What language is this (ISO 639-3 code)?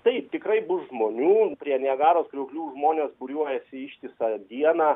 lit